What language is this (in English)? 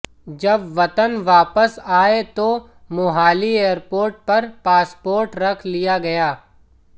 Hindi